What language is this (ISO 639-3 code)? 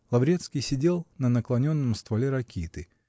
rus